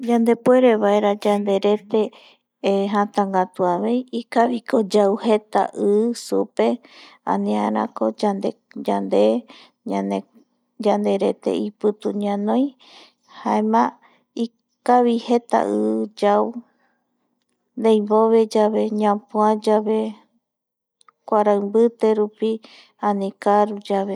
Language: Eastern Bolivian Guaraní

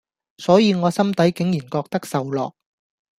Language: Cantonese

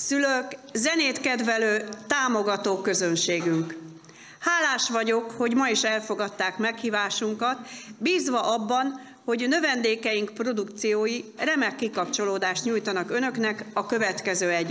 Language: Hungarian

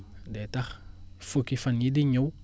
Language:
Wolof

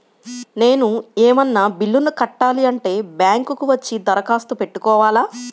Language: Telugu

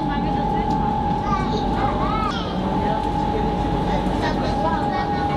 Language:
Japanese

